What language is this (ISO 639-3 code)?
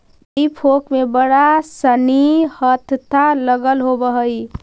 mag